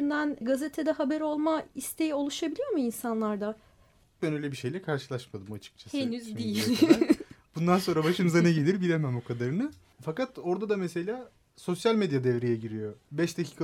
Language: Turkish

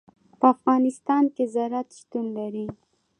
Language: Pashto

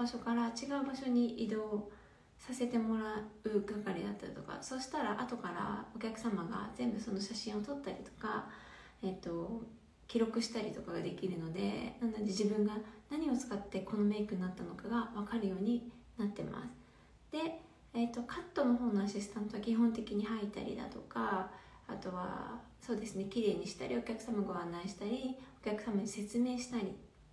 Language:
Japanese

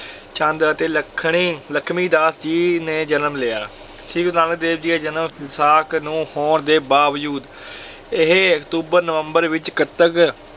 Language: Punjabi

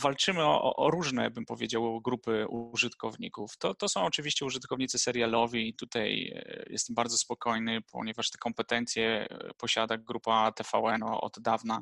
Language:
Polish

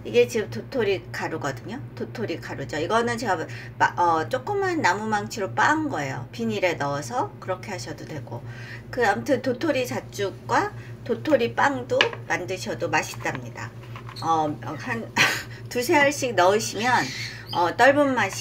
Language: Korean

